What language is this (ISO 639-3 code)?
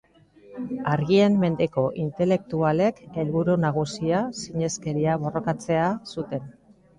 eus